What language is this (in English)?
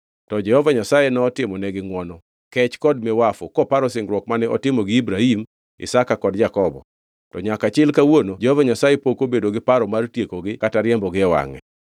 Luo (Kenya and Tanzania)